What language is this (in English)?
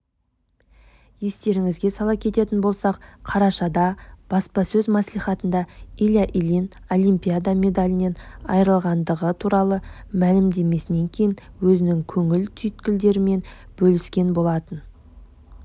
Kazakh